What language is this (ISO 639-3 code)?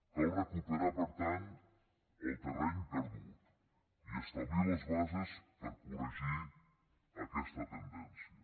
cat